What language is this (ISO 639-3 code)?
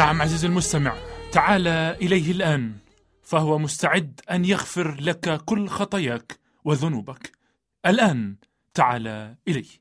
ara